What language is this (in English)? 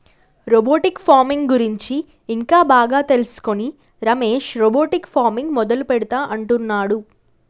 Telugu